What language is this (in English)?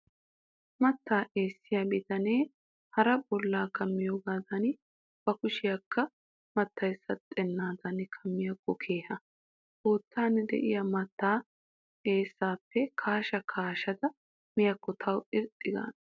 Wolaytta